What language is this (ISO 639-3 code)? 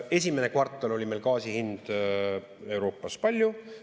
est